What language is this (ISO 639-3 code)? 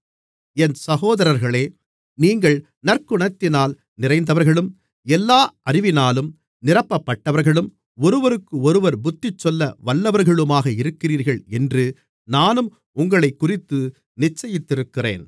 tam